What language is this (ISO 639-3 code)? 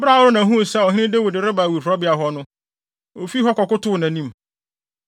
aka